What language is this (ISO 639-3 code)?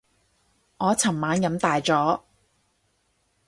yue